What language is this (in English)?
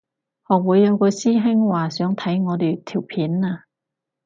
Cantonese